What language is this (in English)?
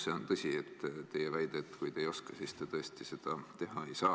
Estonian